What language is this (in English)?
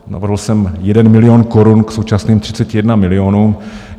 Czech